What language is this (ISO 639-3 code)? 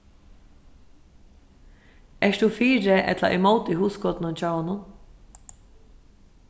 fao